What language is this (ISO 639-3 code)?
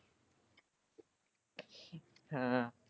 pan